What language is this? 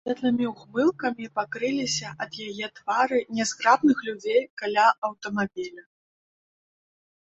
Belarusian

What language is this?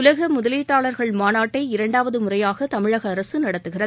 Tamil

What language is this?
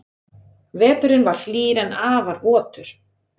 Icelandic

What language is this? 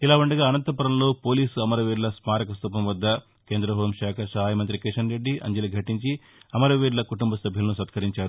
Telugu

